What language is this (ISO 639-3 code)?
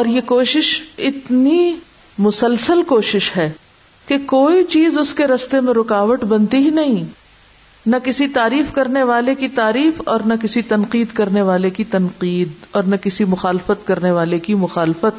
urd